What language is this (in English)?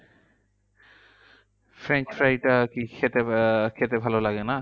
Bangla